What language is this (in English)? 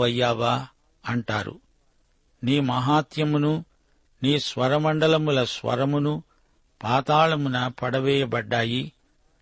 Telugu